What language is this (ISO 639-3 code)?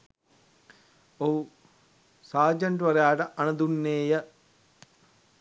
sin